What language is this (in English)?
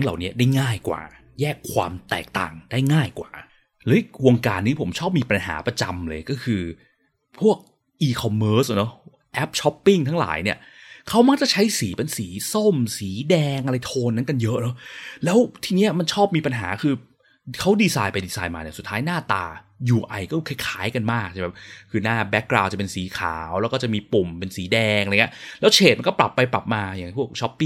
Thai